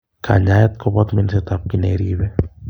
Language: Kalenjin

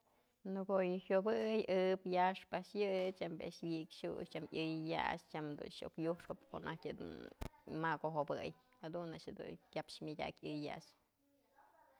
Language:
Mazatlán Mixe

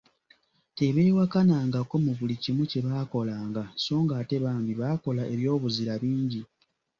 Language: Ganda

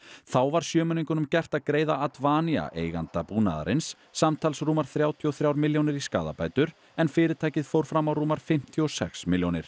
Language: Icelandic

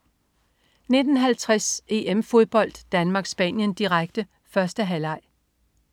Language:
Danish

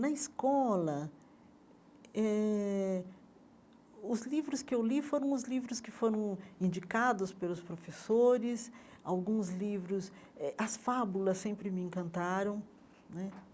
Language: Portuguese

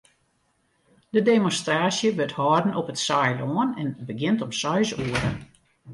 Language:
Western Frisian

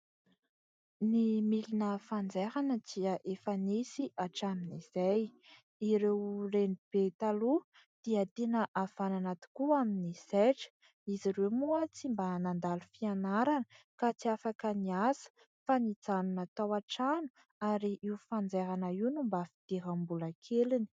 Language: Malagasy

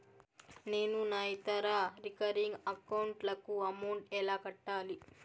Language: Telugu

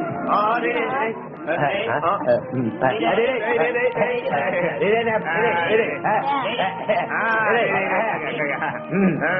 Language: Vietnamese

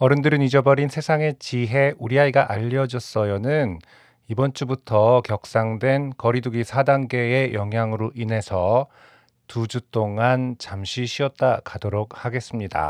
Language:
Korean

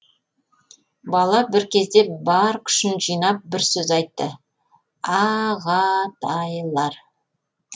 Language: Kazakh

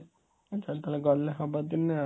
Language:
Odia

